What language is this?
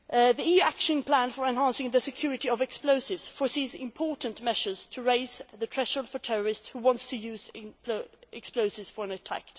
English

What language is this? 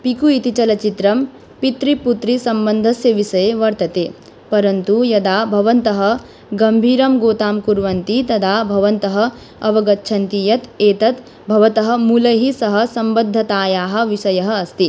Sanskrit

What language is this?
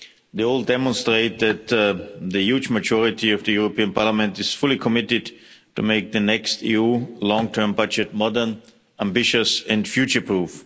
English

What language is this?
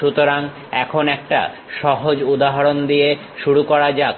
Bangla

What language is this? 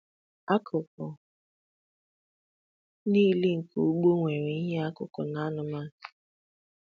Igbo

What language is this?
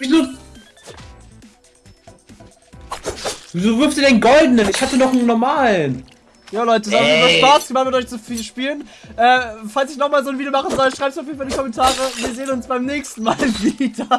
German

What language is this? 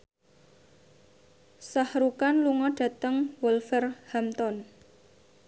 Javanese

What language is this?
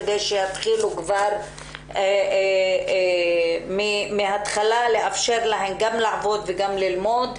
Hebrew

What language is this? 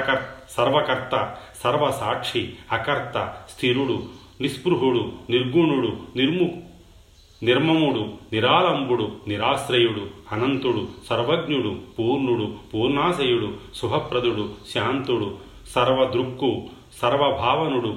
Telugu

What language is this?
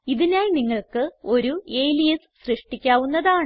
Malayalam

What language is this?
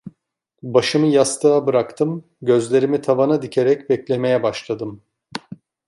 Turkish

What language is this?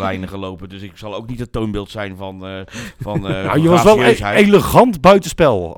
Dutch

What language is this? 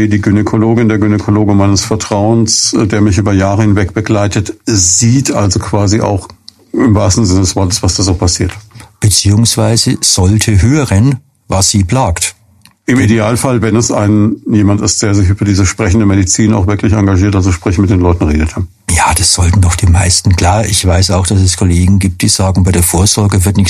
German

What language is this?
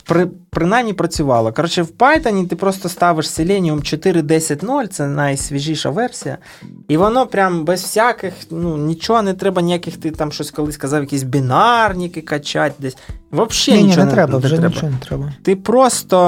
Ukrainian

